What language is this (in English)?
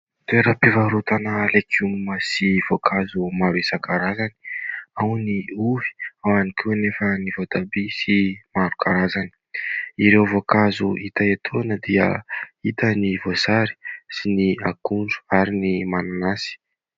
Malagasy